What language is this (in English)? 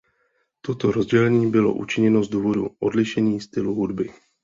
Czech